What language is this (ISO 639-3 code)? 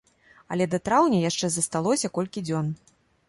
bel